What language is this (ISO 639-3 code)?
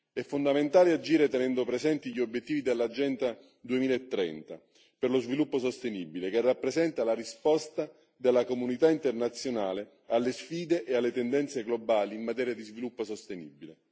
ita